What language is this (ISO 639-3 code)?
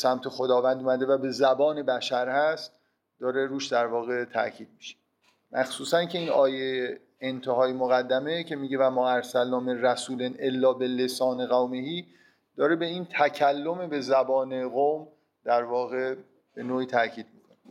fas